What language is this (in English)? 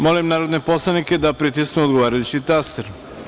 Serbian